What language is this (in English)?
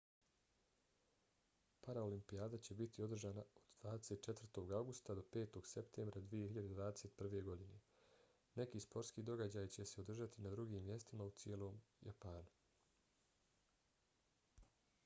Bosnian